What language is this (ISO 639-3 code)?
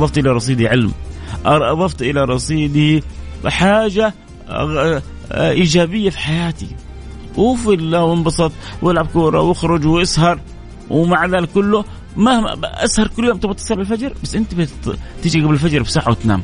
ara